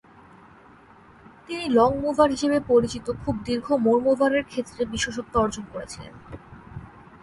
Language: Bangla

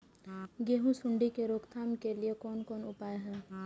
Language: Maithili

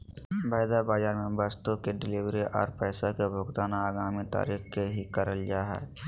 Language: Magahi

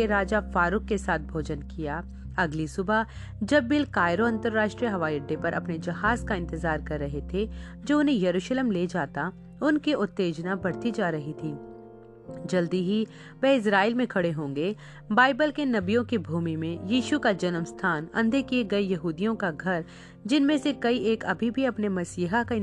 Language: Hindi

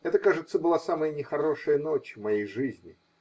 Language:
Russian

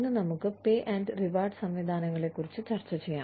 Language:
Malayalam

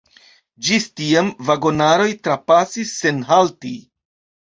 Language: Esperanto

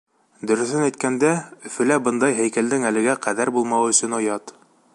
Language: Bashkir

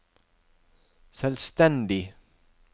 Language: Norwegian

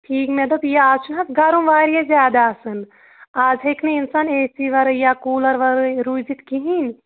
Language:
Kashmiri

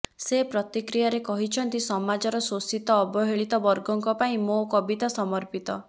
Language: Odia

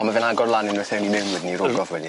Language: Welsh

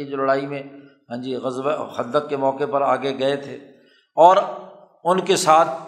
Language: Urdu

